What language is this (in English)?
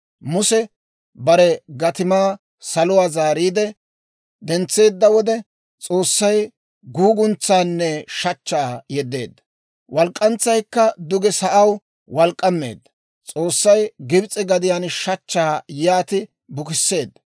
Dawro